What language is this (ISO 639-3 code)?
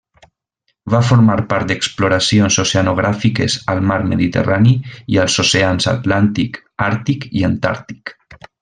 cat